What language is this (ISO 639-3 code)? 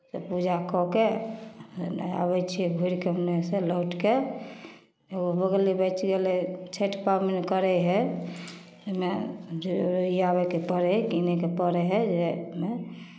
mai